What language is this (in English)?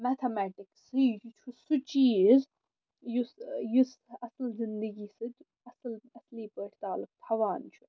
Kashmiri